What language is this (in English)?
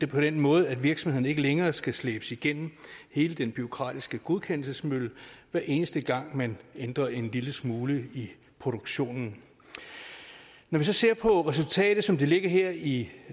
Danish